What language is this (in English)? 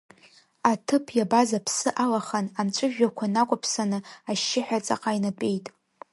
Abkhazian